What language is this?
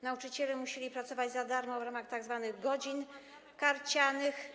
Polish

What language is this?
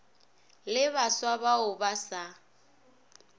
Northern Sotho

